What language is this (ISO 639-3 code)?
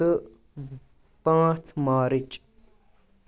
kas